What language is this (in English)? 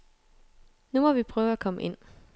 Danish